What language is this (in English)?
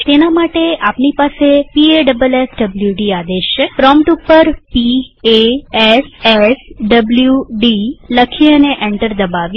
Gujarati